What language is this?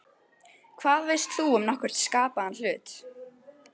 Icelandic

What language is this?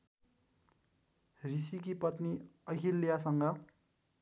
Nepali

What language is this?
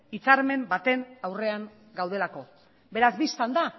Basque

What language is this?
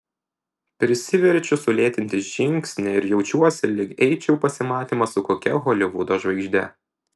Lithuanian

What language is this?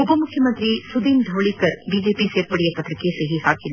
Kannada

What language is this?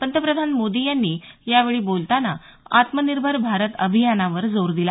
Marathi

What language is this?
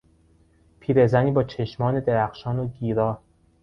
Persian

